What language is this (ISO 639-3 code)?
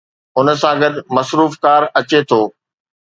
snd